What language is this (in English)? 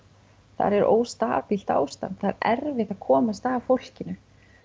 Icelandic